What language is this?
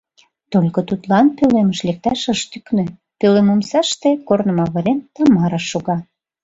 Mari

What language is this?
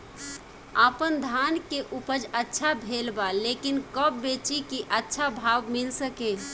Bhojpuri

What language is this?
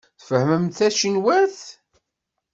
Kabyle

